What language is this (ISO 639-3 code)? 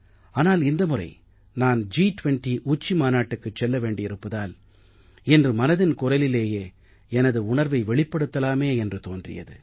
tam